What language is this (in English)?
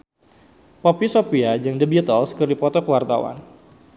Sundanese